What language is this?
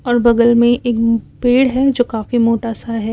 Hindi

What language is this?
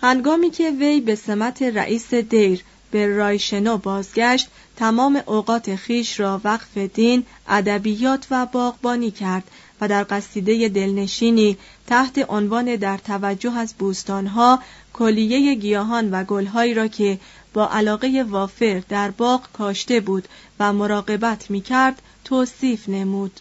Persian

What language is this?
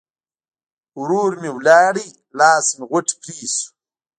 Pashto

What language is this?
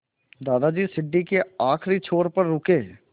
Hindi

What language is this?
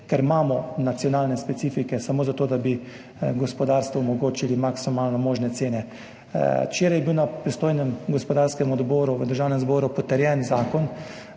Slovenian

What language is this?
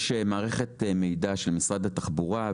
Hebrew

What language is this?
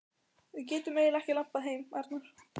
Icelandic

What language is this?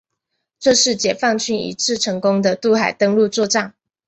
Chinese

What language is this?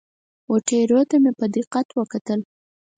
Pashto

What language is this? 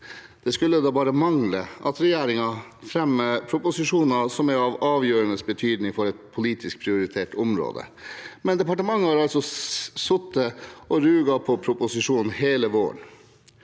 Norwegian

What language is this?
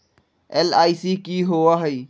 Magahi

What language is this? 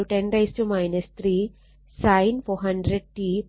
Malayalam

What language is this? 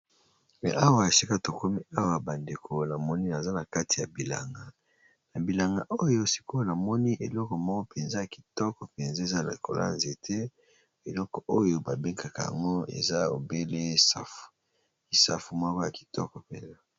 Lingala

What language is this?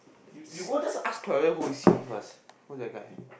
English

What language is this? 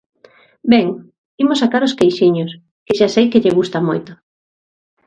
Galician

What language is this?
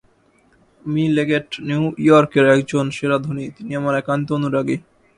Bangla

